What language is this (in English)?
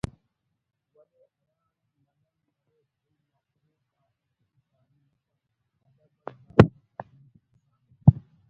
Brahui